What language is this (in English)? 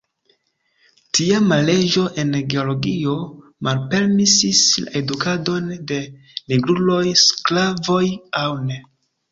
Esperanto